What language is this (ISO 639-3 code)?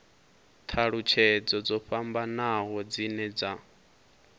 ven